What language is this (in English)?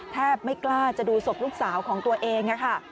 Thai